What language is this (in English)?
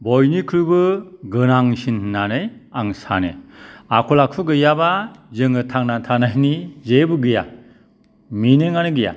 Bodo